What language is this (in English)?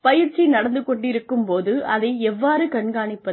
Tamil